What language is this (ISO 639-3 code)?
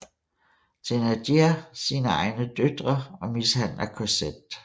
dan